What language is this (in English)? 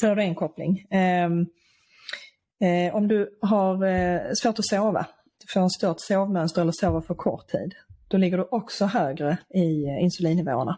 Swedish